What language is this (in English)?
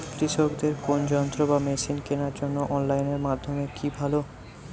Bangla